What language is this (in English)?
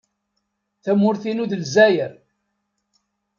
Kabyle